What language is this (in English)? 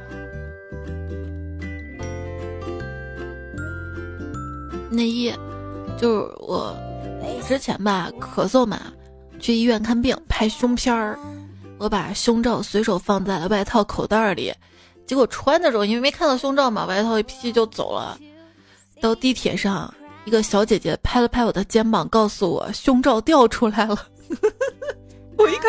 Chinese